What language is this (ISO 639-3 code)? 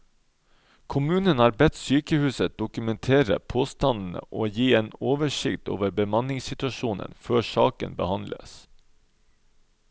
nor